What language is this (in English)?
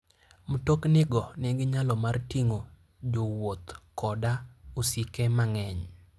Luo (Kenya and Tanzania)